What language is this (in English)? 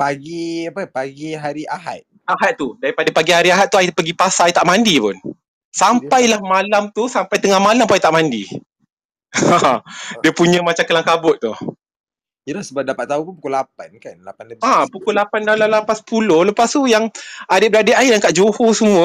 Malay